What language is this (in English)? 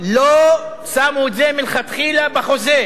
Hebrew